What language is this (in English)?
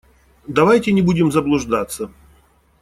Russian